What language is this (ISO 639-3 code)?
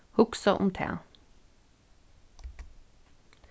fao